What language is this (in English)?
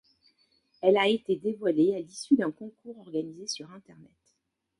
French